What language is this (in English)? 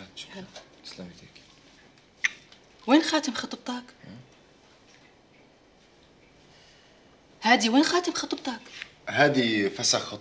Arabic